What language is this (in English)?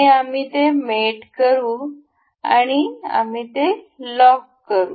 Marathi